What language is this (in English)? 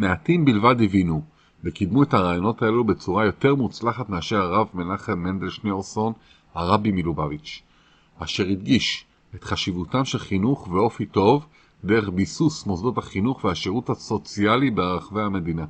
Hebrew